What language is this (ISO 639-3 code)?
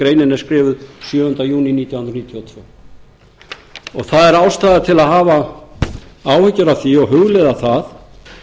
isl